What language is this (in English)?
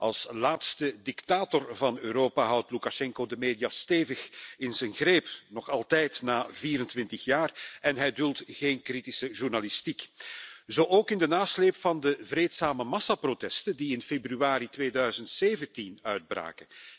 Dutch